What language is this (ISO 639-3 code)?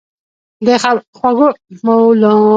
pus